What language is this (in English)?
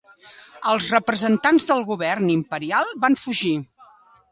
Catalan